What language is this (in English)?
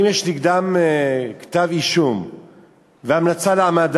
Hebrew